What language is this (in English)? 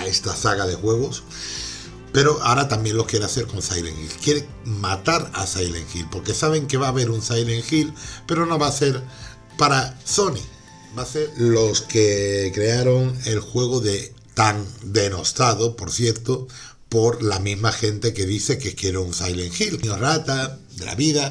Spanish